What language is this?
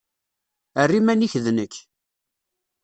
Kabyle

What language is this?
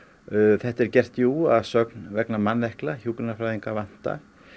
Icelandic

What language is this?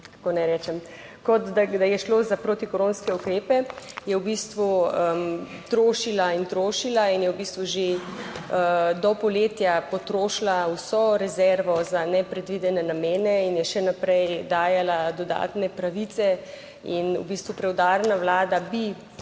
Slovenian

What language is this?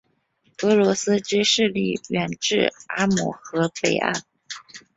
Chinese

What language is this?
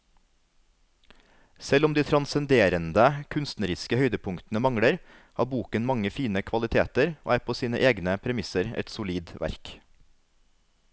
Norwegian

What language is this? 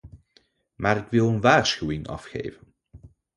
Dutch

